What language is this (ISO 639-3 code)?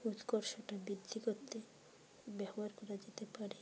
ben